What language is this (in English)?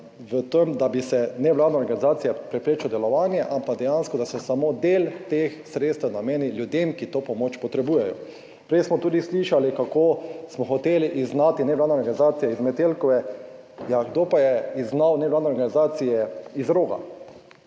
Slovenian